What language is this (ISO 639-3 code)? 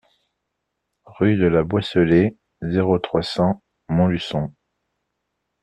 fra